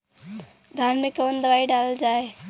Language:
Bhojpuri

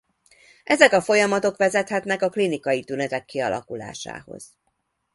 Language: Hungarian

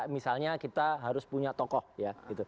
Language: Indonesian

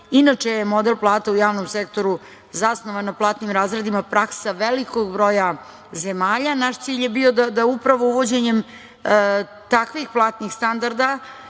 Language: Serbian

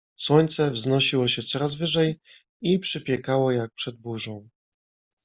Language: Polish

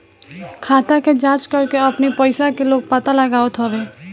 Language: Bhojpuri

